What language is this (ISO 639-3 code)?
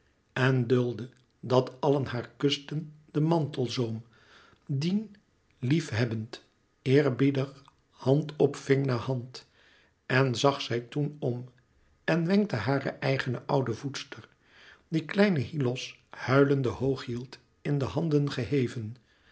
nld